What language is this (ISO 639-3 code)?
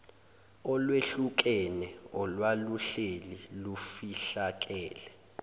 zul